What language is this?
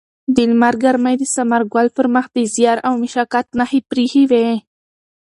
Pashto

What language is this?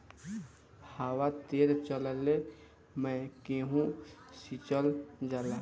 Bhojpuri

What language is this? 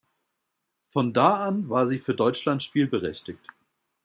German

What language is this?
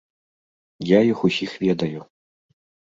Belarusian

